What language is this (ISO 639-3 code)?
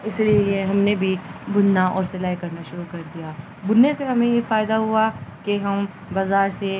urd